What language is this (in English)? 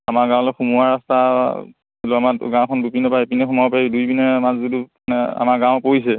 Assamese